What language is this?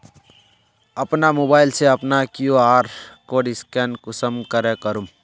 Magahi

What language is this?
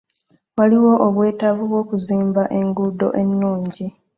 Ganda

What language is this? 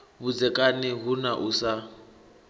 Venda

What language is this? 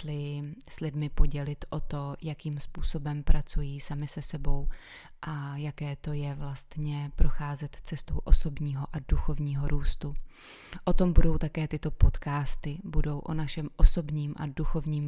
Czech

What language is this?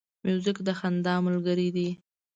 Pashto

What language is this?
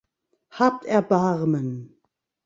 German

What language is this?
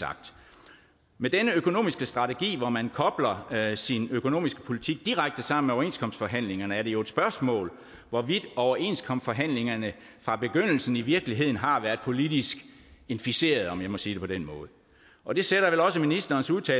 Danish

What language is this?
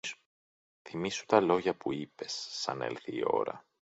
Greek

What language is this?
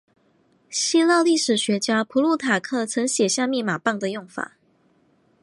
Chinese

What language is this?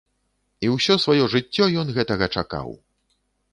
Belarusian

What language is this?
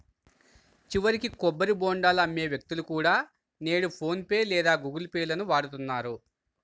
Telugu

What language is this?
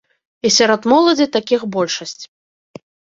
Belarusian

